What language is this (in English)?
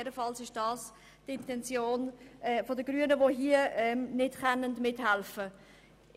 Swiss German